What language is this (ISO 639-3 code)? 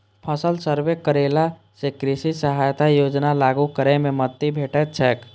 mai